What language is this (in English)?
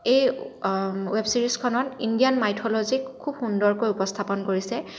Assamese